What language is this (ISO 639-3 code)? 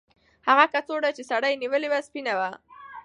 pus